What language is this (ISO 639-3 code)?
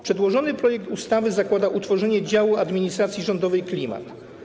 pol